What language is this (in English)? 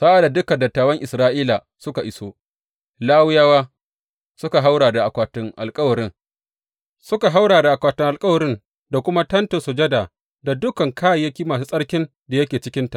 Hausa